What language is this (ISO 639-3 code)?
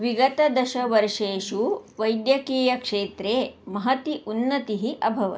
san